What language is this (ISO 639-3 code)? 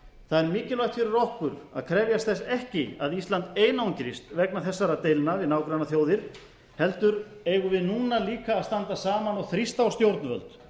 isl